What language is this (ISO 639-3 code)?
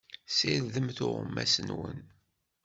kab